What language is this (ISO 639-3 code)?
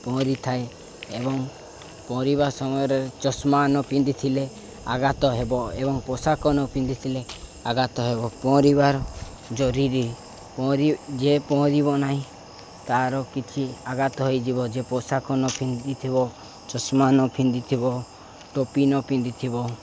ori